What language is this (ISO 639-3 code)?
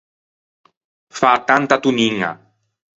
lij